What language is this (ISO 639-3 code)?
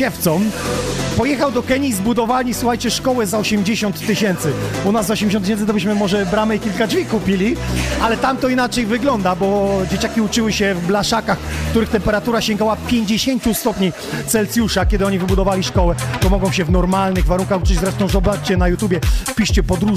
pol